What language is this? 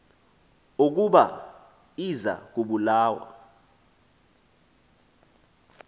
Xhosa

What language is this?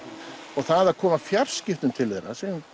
Icelandic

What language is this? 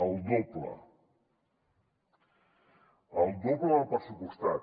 Catalan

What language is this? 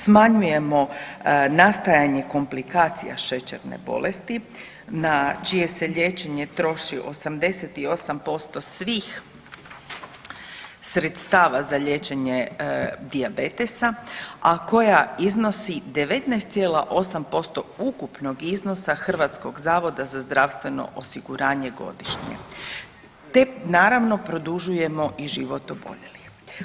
Croatian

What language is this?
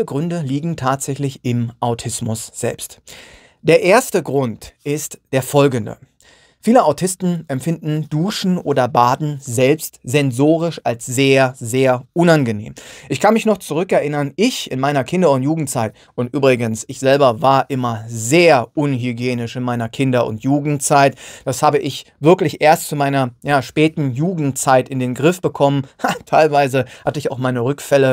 German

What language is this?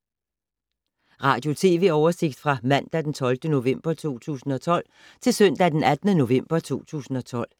Danish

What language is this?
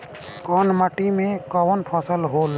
Bhojpuri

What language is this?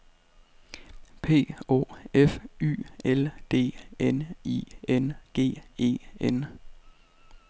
Danish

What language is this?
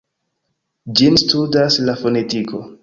Esperanto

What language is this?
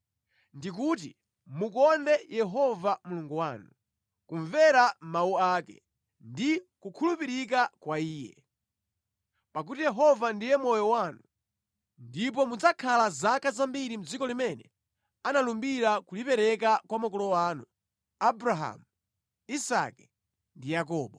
Nyanja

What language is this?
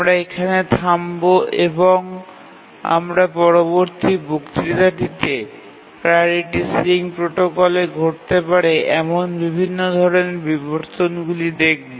Bangla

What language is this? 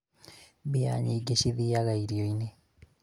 Kikuyu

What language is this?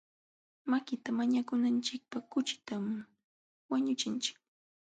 Jauja Wanca Quechua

